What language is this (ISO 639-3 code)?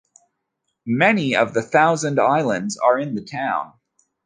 eng